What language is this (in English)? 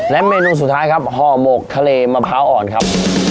Thai